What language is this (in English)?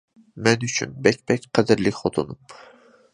Uyghur